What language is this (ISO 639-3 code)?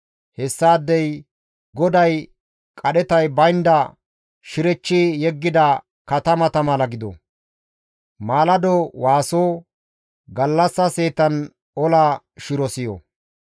gmv